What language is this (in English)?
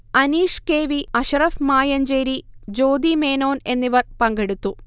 Malayalam